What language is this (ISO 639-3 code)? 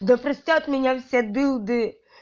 rus